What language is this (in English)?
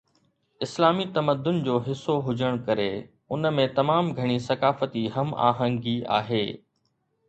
Sindhi